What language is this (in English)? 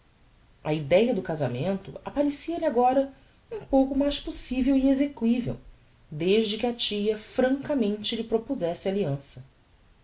Portuguese